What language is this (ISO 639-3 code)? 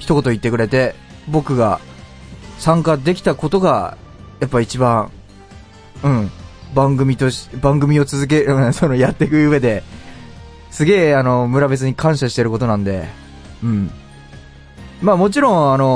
jpn